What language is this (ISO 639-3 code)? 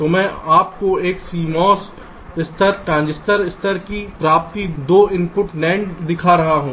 hin